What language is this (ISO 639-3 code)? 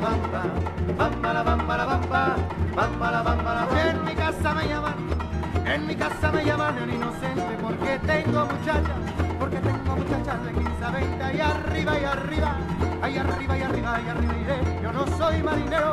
ell